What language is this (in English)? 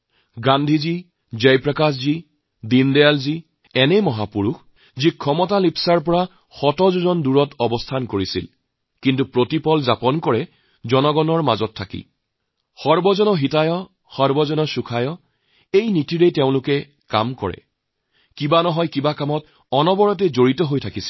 Assamese